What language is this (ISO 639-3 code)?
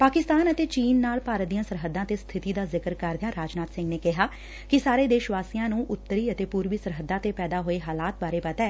pan